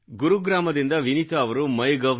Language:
Kannada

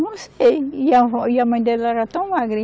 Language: Portuguese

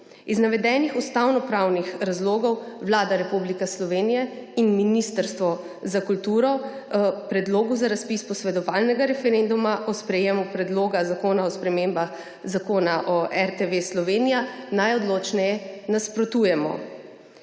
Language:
Slovenian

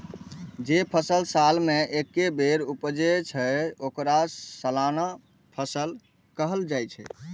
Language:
Maithili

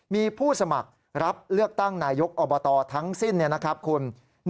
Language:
Thai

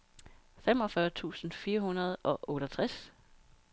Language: Danish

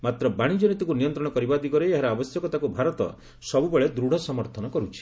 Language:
Odia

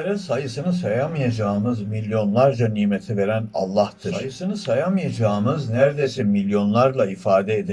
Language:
Turkish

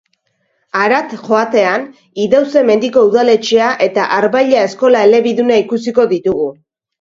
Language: Basque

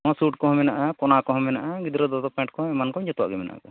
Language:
Santali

